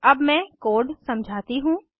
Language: Hindi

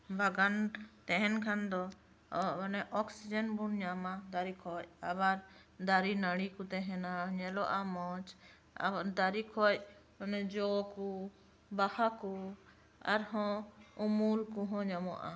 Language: Santali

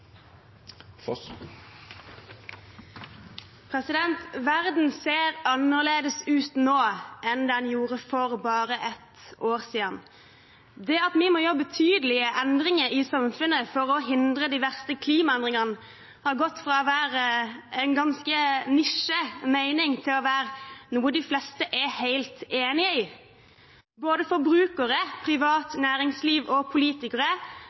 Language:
Norwegian Bokmål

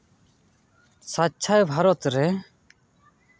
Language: Santali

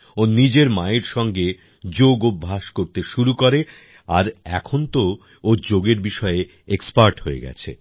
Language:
Bangla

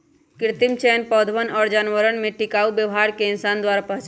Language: Magahi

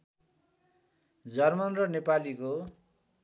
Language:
Nepali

